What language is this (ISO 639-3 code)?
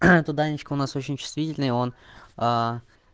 rus